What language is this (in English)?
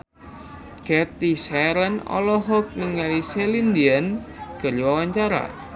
Sundanese